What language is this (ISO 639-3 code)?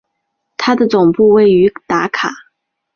zho